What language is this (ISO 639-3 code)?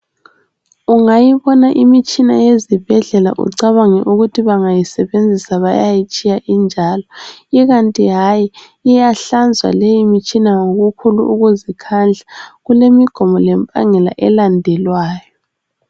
nde